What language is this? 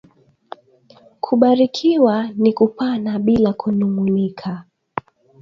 Swahili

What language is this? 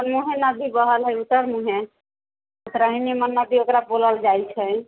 Maithili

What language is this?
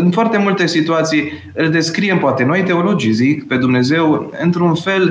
Romanian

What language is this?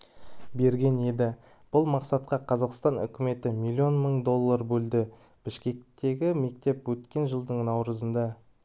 Kazakh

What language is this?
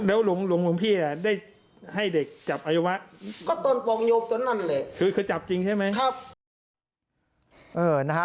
Thai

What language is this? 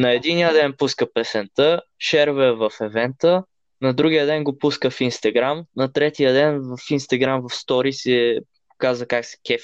Bulgarian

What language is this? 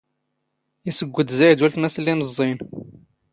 Standard Moroccan Tamazight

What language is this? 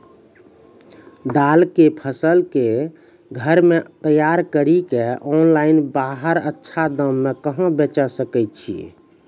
Maithili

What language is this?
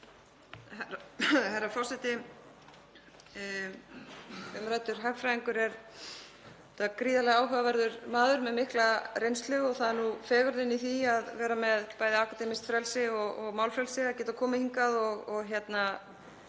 Icelandic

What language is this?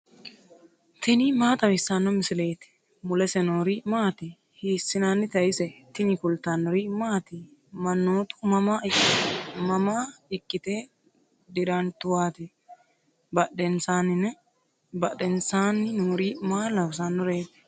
Sidamo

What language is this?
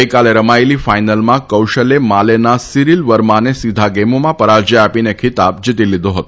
Gujarati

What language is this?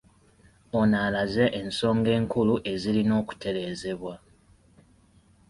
Ganda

